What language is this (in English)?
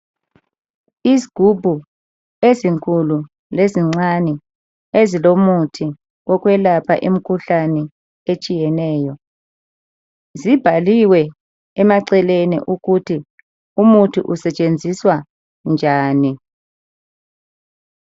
North Ndebele